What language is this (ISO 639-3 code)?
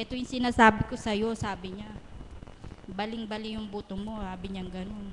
fil